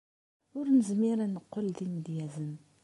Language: Kabyle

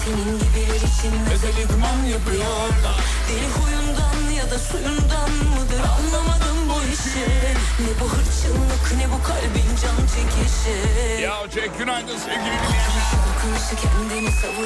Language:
Turkish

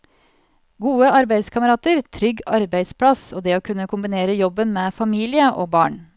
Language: Norwegian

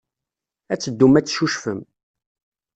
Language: Kabyle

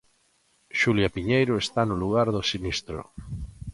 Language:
Galician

